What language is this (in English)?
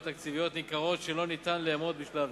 Hebrew